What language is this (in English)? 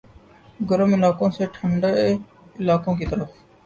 Urdu